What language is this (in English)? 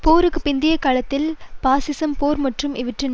Tamil